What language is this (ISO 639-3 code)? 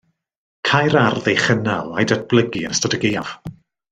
cym